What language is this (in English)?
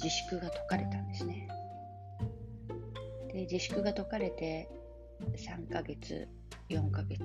Japanese